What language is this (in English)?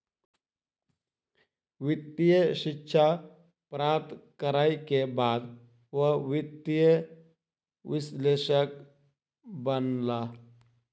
Maithili